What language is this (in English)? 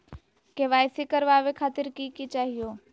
Magahi